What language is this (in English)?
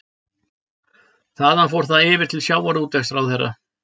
Icelandic